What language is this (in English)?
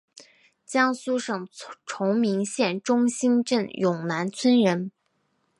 Chinese